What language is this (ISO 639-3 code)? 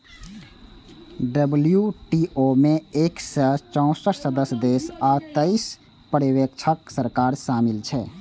mai